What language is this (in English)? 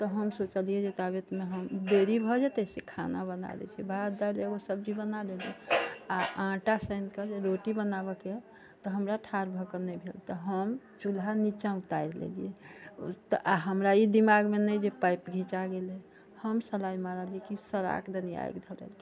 Maithili